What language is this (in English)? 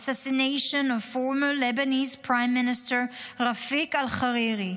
Hebrew